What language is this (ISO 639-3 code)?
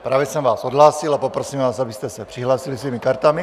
ces